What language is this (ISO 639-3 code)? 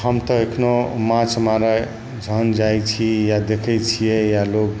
mai